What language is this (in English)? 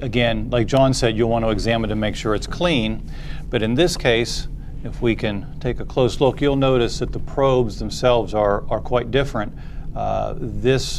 English